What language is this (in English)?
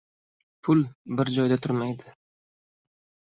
Uzbek